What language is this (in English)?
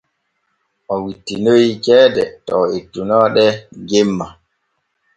Borgu Fulfulde